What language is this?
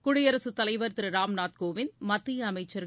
Tamil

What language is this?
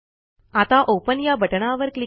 Marathi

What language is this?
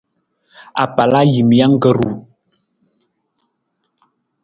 Nawdm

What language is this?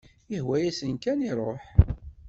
Kabyle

